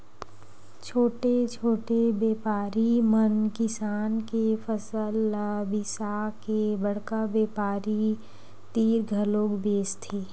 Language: Chhattisgarhi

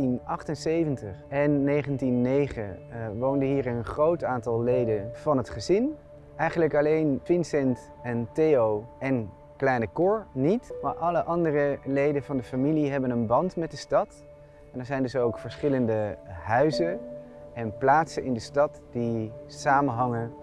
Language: Dutch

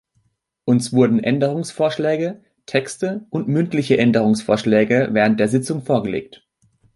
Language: German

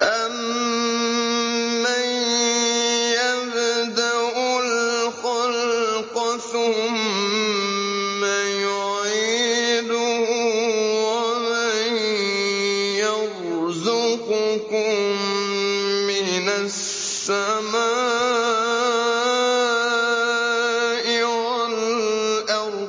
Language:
Arabic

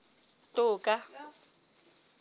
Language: Southern Sotho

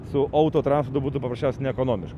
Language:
Lithuanian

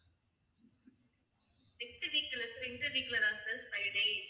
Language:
Tamil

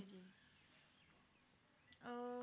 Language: Punjabi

